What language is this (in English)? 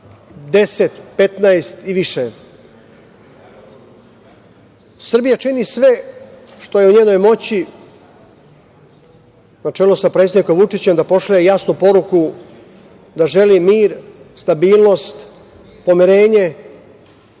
Serbian